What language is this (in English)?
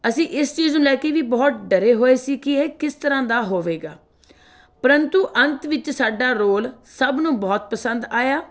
Punjabi